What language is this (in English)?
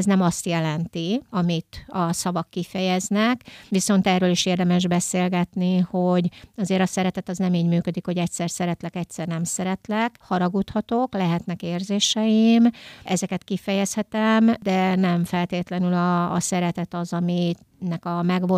Hungarian